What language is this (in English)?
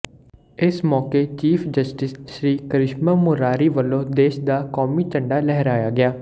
Punjabi